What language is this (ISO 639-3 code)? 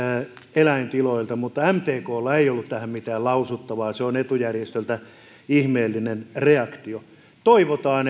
fin